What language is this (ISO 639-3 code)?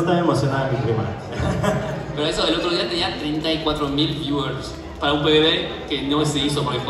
spa